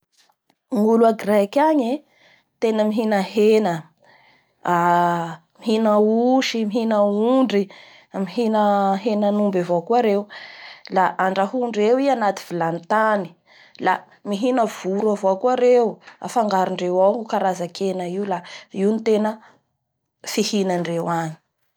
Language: Bara Malagasy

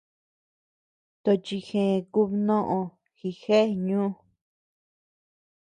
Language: Tepeuxila Cuicatec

